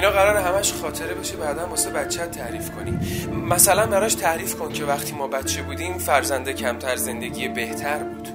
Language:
Persian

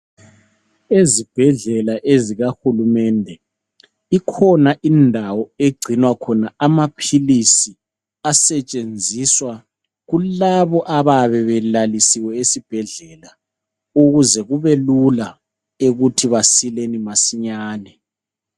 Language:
North Ndebele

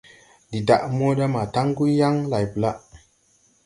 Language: Tupuri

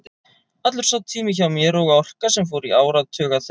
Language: Icelandic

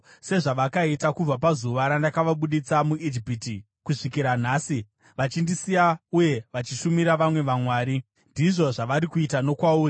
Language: Shona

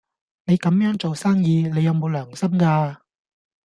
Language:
Cantonese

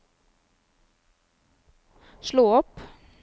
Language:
Norwegian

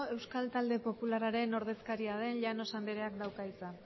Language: Basque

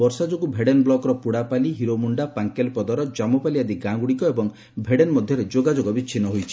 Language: Odia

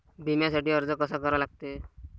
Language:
Marathi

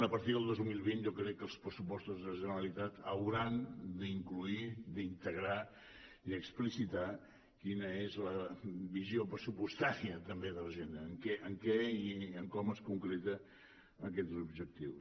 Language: Catalan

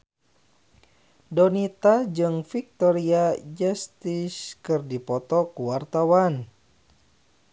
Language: Sundanese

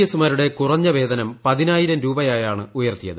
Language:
Malayalam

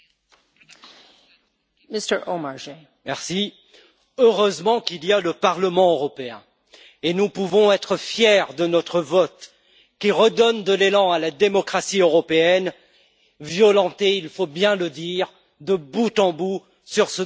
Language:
French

